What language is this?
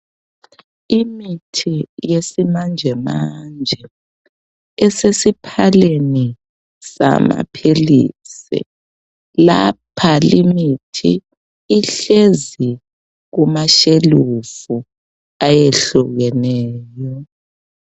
North Ndebele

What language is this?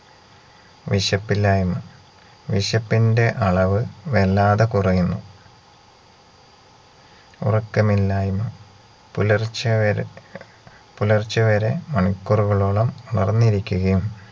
Malayalam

